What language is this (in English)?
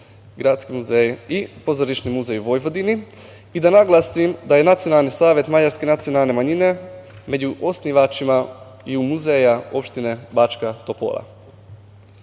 Serbian